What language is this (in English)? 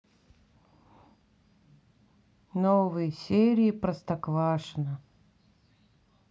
Russian